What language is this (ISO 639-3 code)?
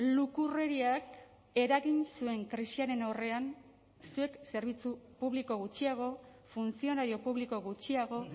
eus